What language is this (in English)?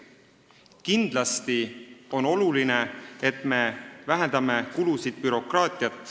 Estonian